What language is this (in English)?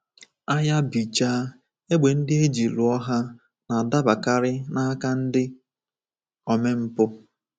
Igbo